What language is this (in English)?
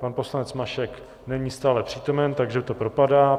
Czech